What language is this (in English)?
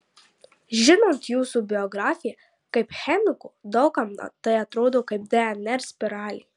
Lithuanian